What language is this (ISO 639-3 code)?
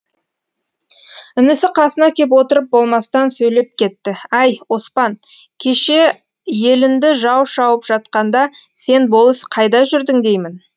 kaz